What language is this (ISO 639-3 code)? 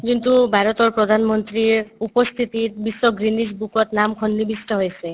asm